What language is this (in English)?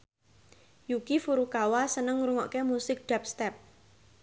Javanese